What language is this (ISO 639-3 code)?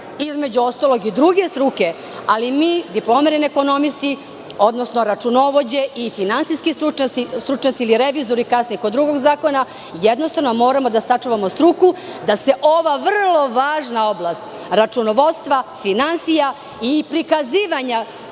srp